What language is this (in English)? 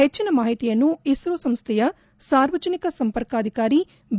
Kannada